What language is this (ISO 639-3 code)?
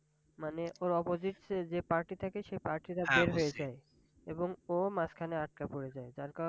ben